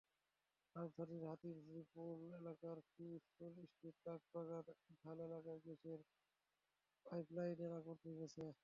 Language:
Bangla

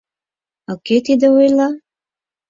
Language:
Mari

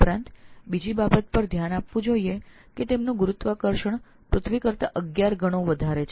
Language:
Gujarati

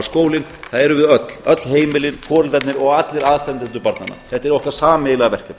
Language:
Icelandic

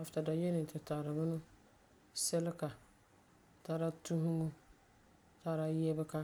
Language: Frafra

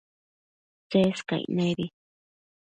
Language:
Matsés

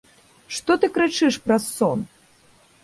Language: Belarusian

